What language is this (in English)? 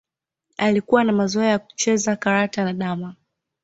Swahili